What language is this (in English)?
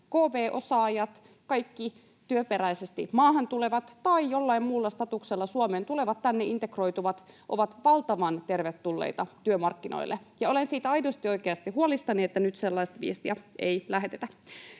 Finnish